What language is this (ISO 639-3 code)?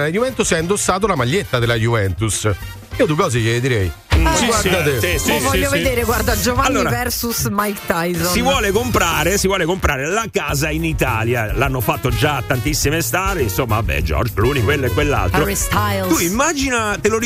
ita